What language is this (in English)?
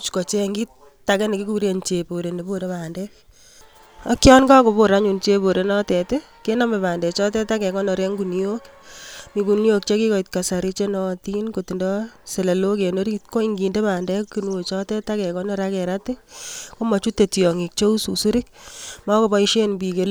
Kalenjin